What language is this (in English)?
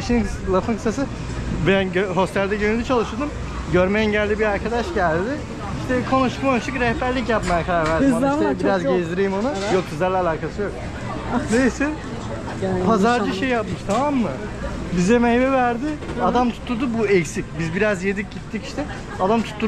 Turkish